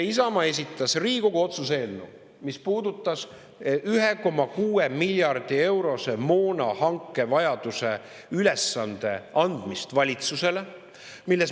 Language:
Estonian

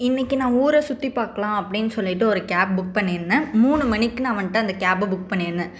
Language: Tamil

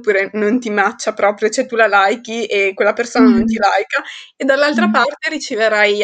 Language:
Italian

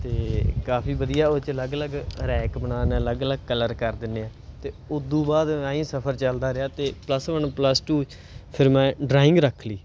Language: Punjabi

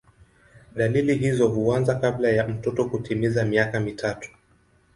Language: Swahili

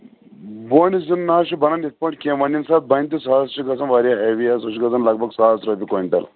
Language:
Kashmiri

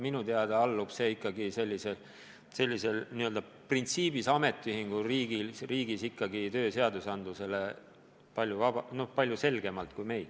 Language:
Estonian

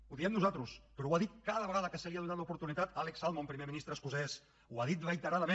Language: Catalan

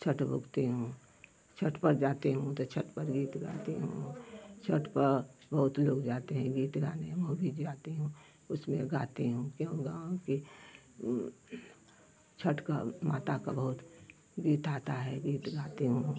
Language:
Hindi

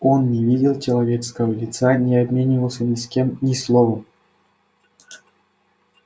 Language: Russian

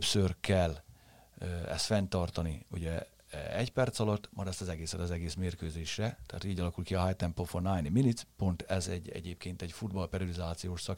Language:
Hungarian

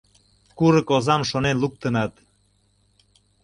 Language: Mari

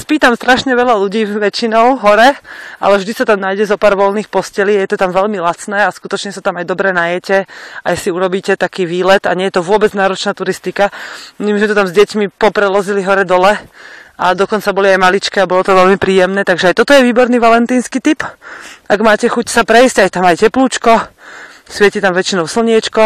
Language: Slovak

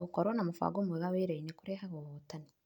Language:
Kikuyu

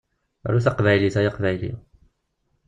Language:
Kabyle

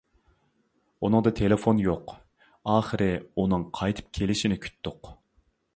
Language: Uyghur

